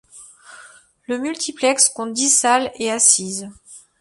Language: French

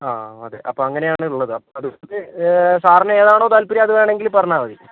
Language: Malayalam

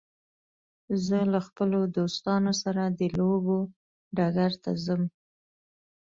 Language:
Pashto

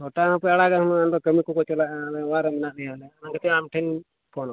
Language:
Santali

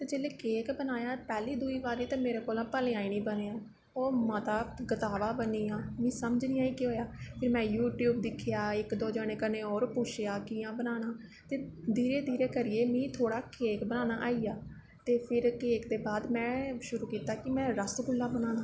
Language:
Dogri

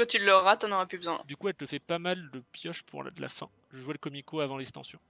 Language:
French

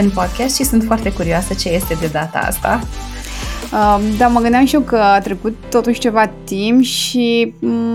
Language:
Romanian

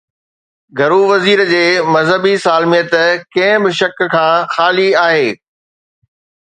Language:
Sindhi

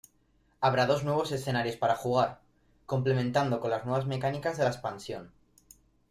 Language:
Spanish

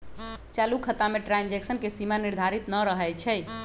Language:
Magahi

